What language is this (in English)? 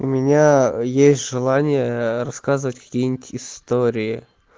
Russian